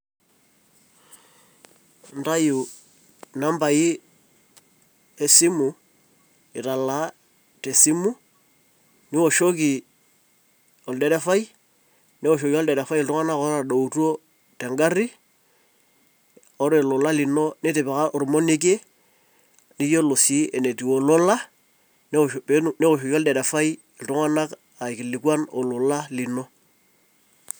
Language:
Masai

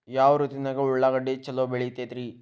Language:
Kannada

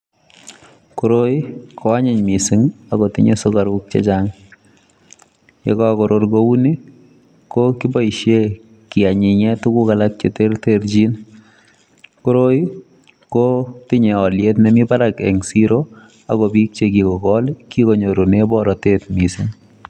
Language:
Kalenjin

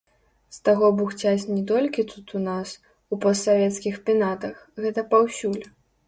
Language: Belarusian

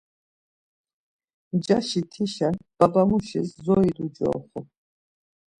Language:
Laz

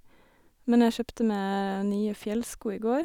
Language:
Norwegian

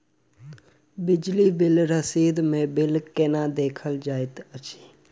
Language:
Maithili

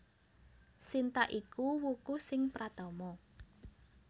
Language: Javanese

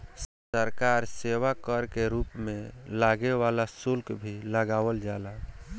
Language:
Bhojpuri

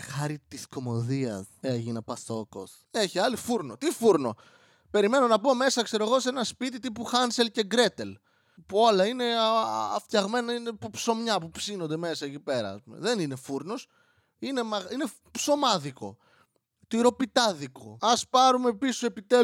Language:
Greek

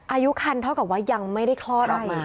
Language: Thai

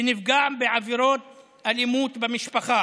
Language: Hebrew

